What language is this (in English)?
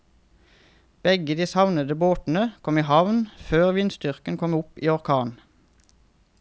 Norwegian